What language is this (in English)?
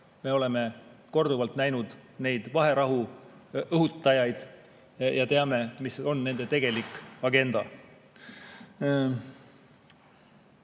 Estonian